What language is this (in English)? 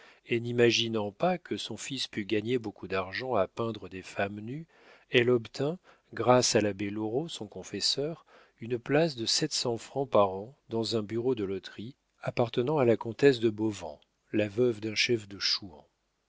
French